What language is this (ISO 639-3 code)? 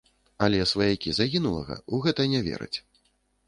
bel